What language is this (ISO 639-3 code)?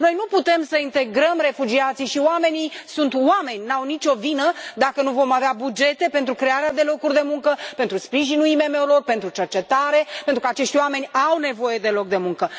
ron